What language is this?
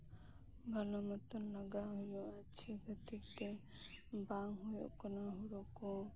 Santali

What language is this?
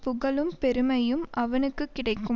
Tamil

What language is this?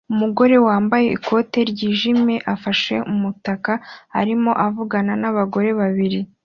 Kinyarwanda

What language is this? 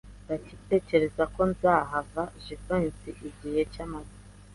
Kinyarwanda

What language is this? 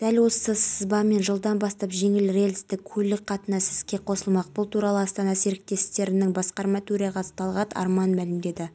Kazakh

